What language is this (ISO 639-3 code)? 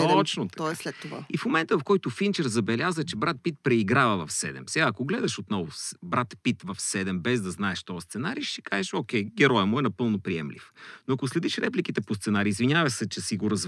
bul